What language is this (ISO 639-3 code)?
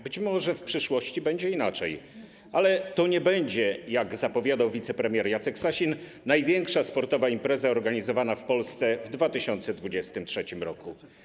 pol